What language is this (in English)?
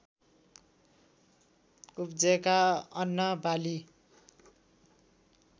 Nepali